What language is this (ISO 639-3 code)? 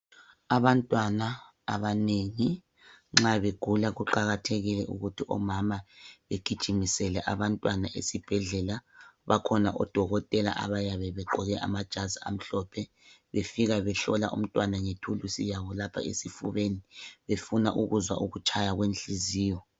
nde